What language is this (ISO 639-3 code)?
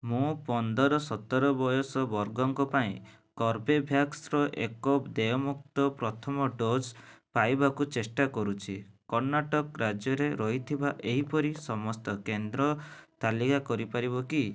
ori